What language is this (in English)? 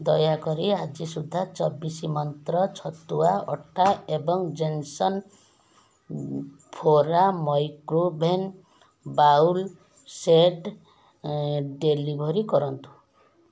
Odia